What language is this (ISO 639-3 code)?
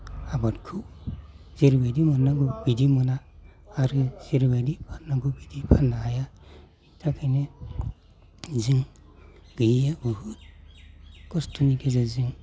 brx